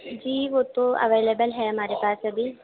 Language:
Urdu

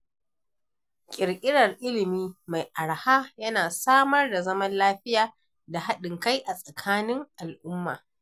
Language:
Hausa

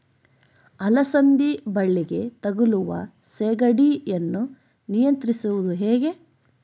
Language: Kannada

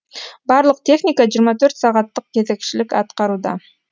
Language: Kazakh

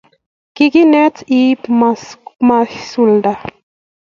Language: Kalenjin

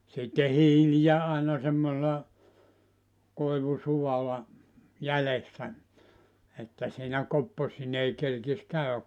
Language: Finnish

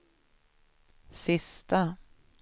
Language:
Swedish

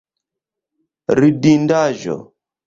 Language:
Esperanto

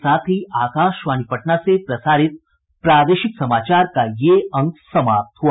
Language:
Hindi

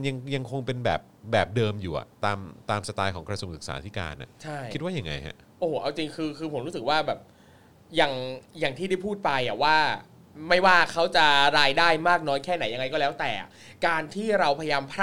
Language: Thai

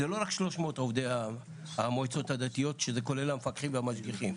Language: Hebrew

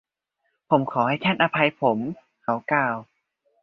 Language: Thai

